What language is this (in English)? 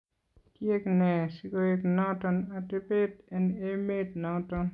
Kalenjin